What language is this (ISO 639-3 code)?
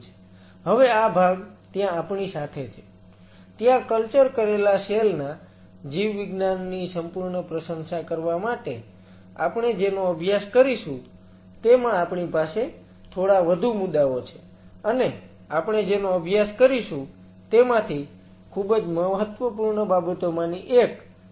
guj